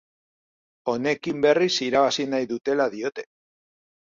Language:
Basque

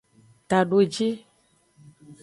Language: Aja (Benin)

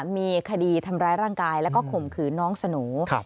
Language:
Thai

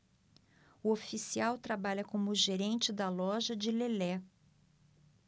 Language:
Portuguese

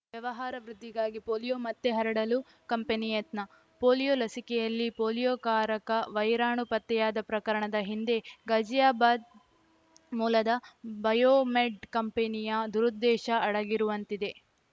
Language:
Kannada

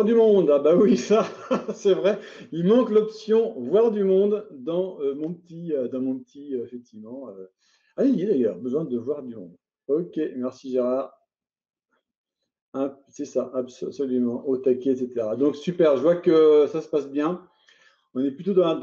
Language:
French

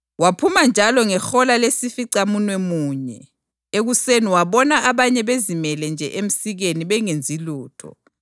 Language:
North Ndebele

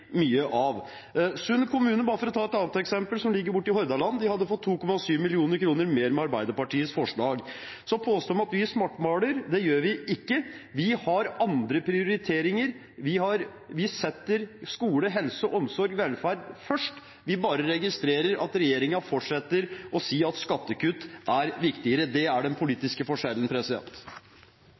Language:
Norwegian Bokmål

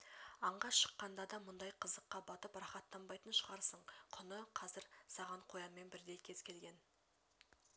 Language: Kazakh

